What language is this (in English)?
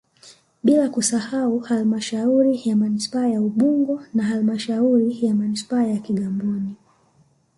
Swahili